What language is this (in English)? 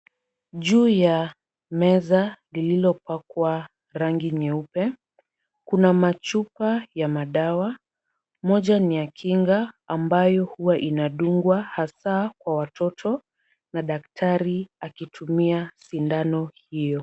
Swahili